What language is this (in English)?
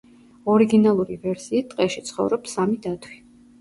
Georgian